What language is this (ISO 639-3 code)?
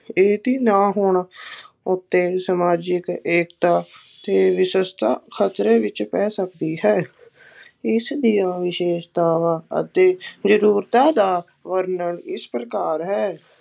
pan